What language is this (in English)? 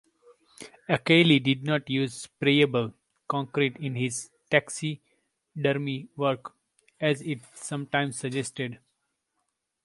English